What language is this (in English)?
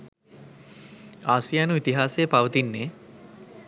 Sinhala